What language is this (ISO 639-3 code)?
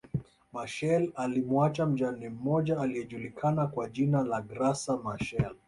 swa